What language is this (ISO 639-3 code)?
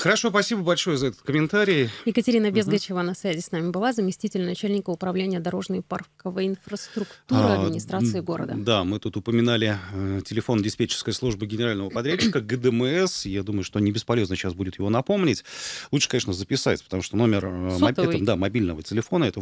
rus